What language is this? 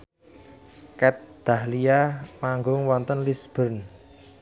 Javanese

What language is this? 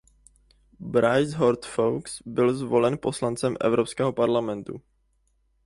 Czech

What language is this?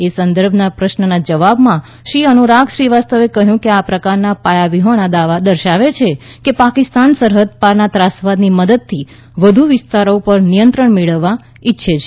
Gujarati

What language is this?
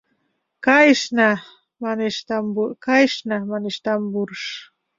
Mari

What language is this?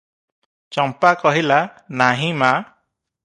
Odia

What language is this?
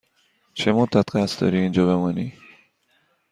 Persian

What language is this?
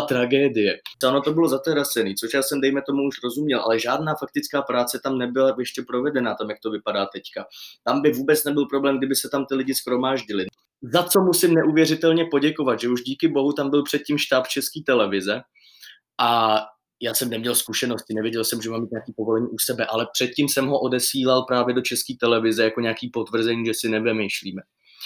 Czech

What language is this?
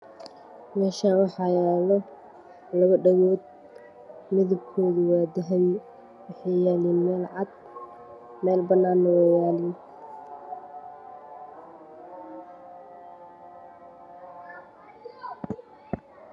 Somali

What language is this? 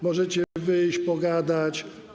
Polish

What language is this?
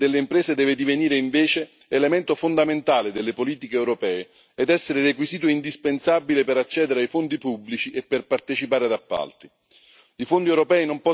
Italian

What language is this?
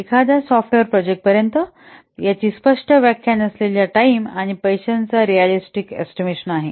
Marathi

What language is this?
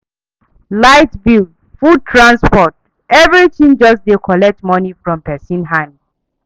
Nigerian Pidgin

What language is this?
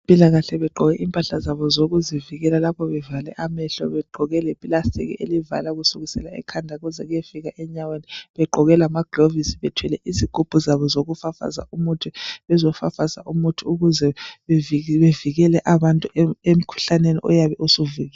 North Ndebele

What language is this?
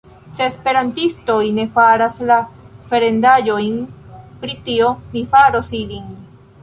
Esperanto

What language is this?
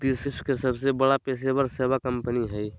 Magahi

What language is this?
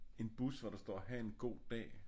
Danish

